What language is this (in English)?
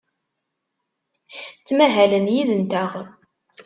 Kabyle